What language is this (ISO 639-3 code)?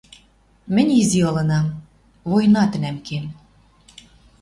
mrj